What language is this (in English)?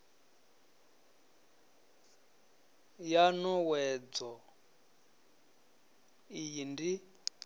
Venda